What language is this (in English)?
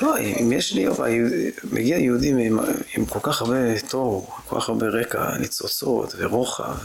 Hebrew